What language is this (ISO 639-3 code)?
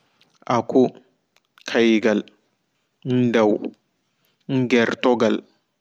ful